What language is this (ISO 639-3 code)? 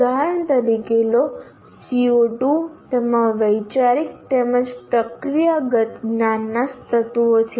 guj